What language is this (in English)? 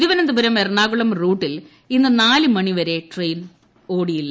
Malayalam